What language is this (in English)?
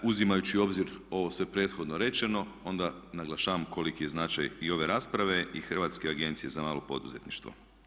Croatian